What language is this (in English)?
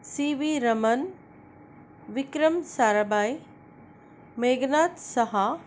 Konkani